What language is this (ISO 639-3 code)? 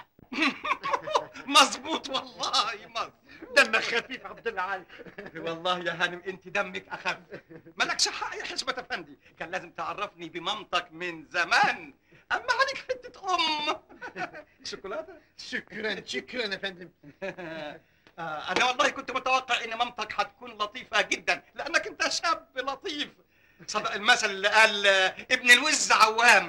ara